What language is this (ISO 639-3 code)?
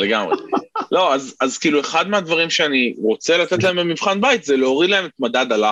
heb